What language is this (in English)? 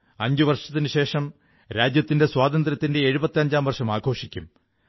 Malayalam